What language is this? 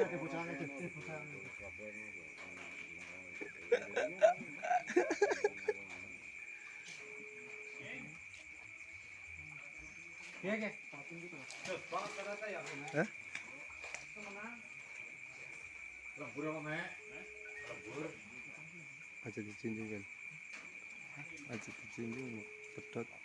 Indonesian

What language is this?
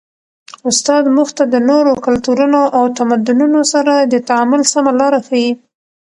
Pashto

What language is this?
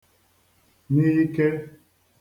Igbo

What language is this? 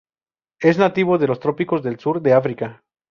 Spanish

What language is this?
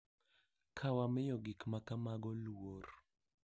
Luo (Kenya and Tanzania)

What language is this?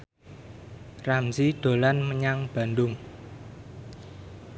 Javanese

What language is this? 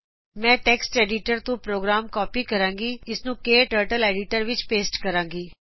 Punjabi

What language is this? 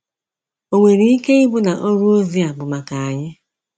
Igbo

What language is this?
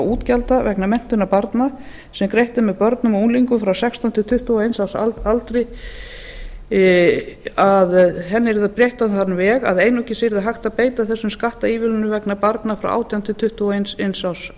Icelandic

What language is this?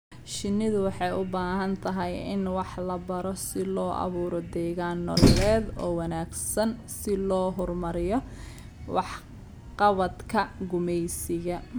Somali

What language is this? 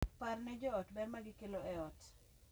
Luo (Kenya and Tanzania)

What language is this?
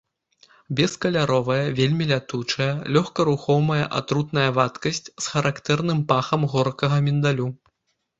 Belarusian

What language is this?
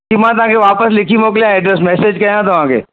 Sindhi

